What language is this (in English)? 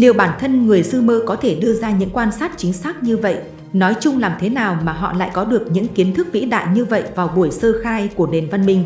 Vietnamese